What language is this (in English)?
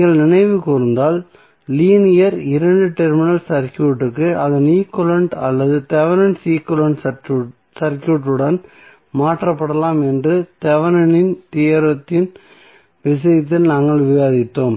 Tamil